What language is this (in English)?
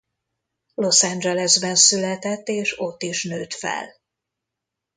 Hungarian